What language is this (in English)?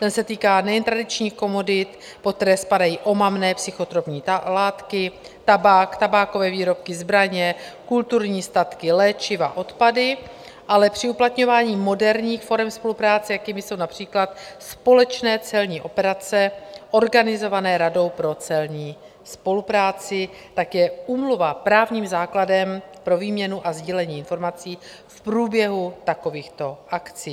Czech